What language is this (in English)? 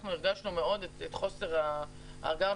Hebrew